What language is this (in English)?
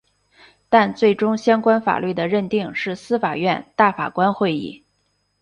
Chinese